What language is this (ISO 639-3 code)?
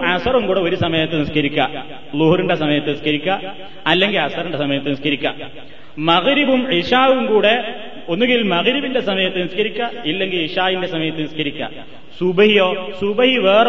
mal